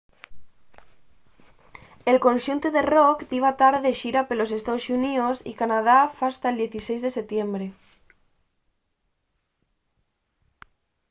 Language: Asturian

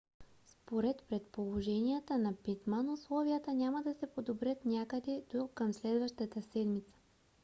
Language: Bulgarian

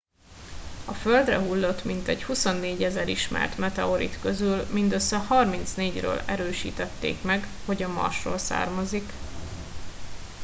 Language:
Hungarian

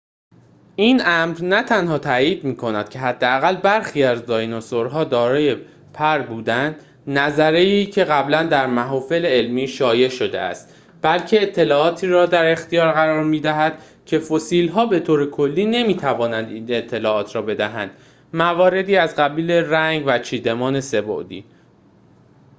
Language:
Persian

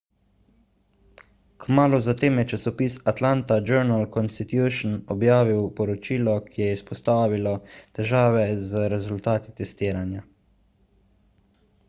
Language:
Slovenian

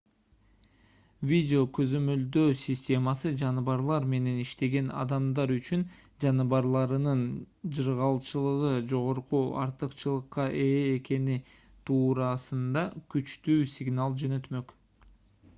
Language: Kyrgyz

